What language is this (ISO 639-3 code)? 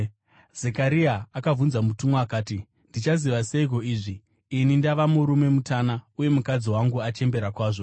sna